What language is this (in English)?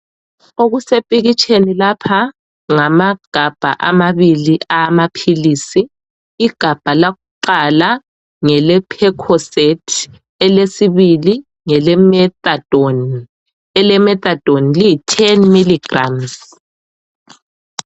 North Ndebele